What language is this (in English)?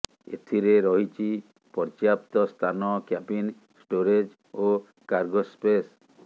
Odia